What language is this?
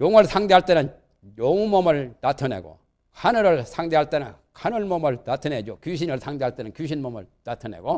Korean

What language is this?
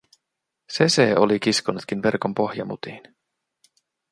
Finnish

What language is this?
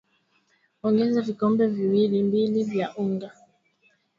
Swahili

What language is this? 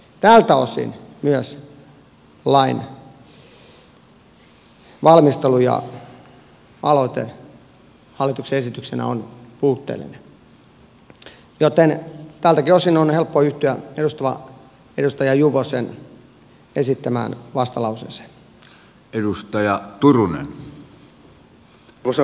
Finnish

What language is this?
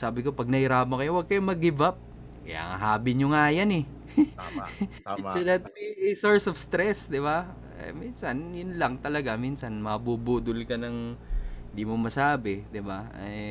Filipino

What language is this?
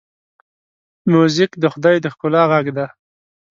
Pashto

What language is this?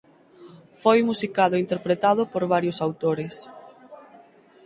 Galician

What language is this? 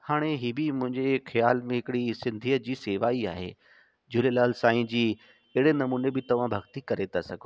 Sindhi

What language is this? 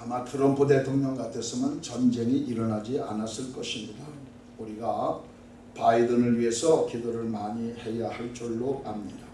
Korean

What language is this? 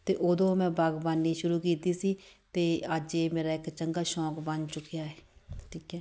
Punjabi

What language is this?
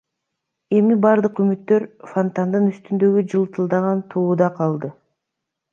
Kyrgyz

